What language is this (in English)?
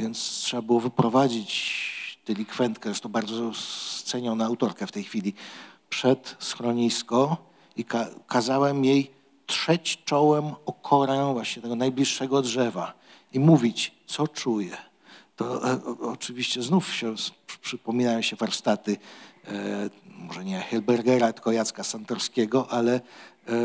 Polish